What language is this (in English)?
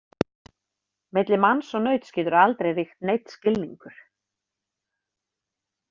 Icelandic